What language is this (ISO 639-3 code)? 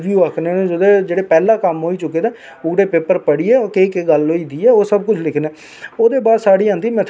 doi